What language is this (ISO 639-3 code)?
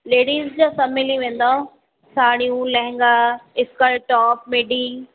snd